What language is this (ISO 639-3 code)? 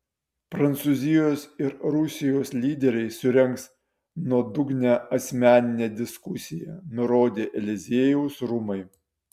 lit